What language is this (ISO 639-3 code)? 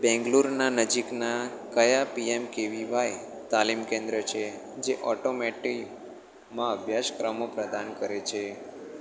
guj